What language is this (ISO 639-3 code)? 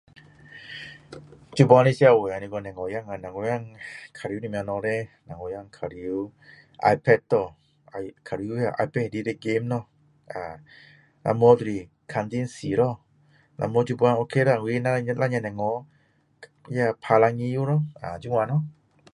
cdo